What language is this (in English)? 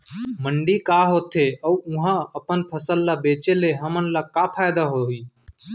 Chhattisgarhi